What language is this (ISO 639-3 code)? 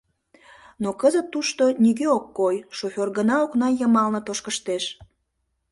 chm